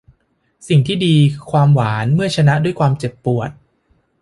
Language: Thai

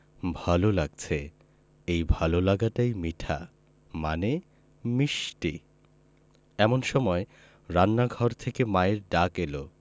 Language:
Bangla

